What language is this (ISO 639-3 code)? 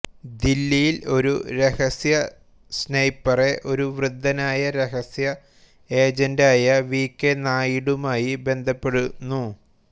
mal